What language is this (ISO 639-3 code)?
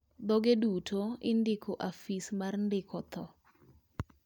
luo